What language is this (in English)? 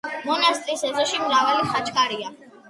Georgian